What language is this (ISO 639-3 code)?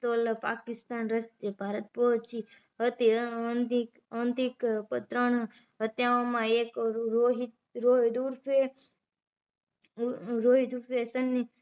guj